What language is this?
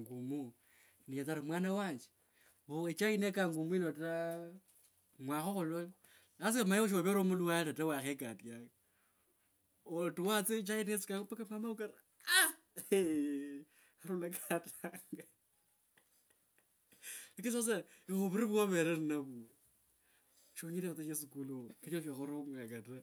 Kabras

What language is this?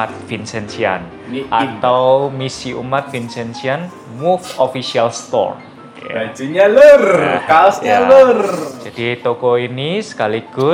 Indonesian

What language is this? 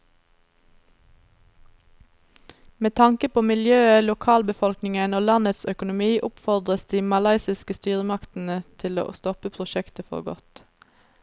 Norwegian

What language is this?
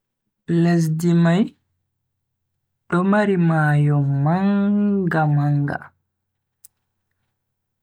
Bagirmi Fulfulde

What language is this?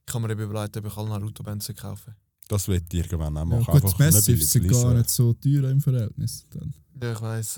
German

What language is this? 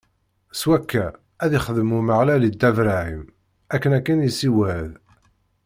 Kabyle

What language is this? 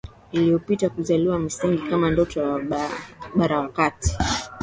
Swahili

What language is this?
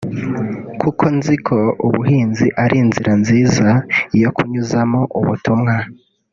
Kinyarwanda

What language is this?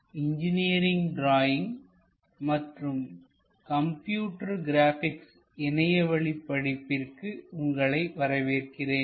Tamil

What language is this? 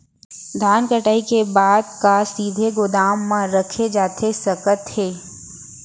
Chhattisgarhi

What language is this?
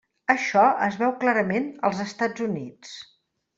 Catalan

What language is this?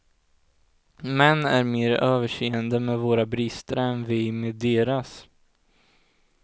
Swedish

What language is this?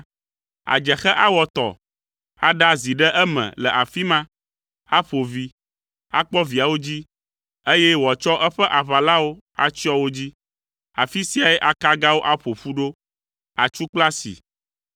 Ewe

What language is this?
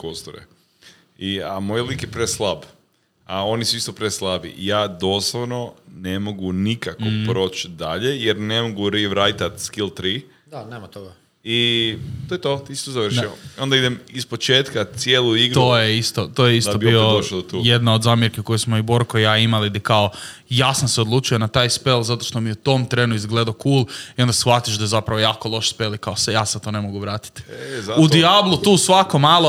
Croatian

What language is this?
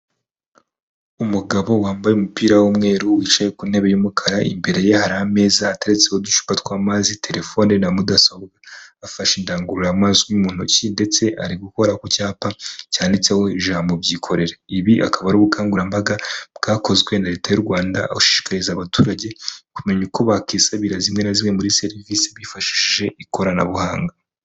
Kinyarwanda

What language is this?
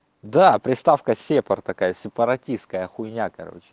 Russian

